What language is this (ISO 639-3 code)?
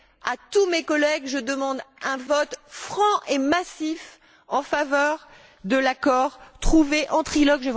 fra